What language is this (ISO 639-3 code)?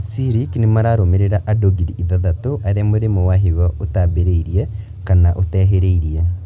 kik